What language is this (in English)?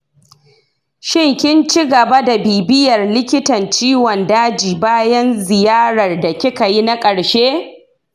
Hausa